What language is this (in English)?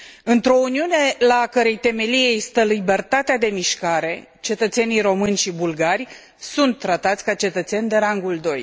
Romanian